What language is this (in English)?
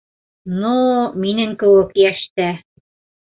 Bashkir